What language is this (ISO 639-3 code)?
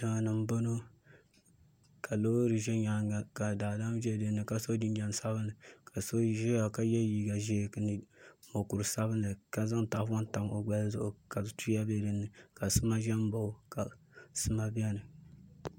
dag